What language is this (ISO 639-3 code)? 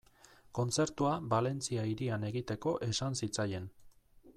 eus